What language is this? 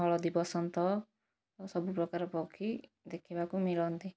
Odia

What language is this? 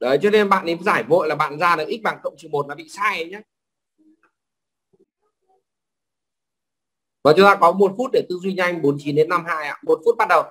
Vietnamese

